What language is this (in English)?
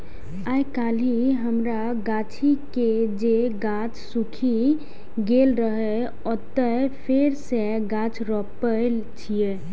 Maithili